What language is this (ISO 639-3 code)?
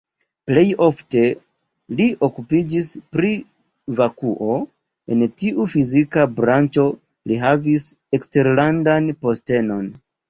epo